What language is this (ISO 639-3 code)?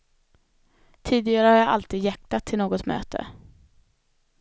swe